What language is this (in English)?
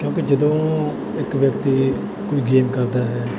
Punjabi